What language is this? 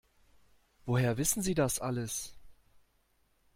German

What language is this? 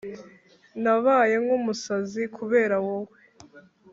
Kinyarwanda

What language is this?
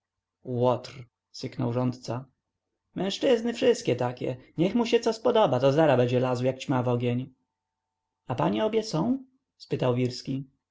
Polish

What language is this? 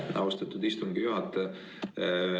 Estonian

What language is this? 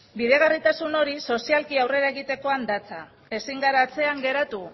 Basque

